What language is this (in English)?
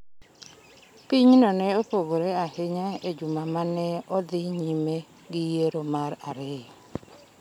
Luo (Kenya and Tanzania)